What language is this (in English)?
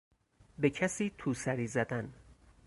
Persian